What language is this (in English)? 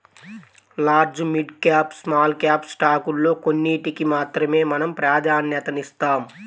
Telugu